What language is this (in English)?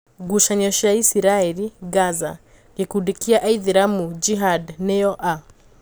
Kikuyu